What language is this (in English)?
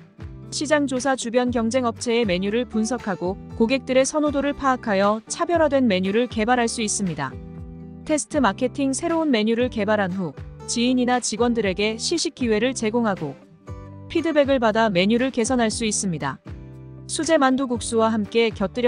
Korean